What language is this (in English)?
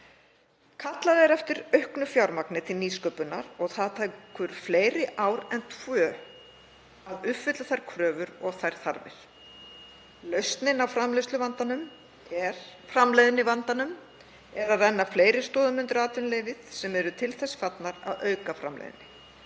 Icelandic